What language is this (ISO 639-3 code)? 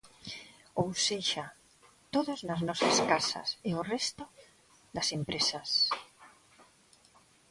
glg